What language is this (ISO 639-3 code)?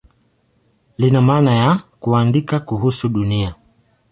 swa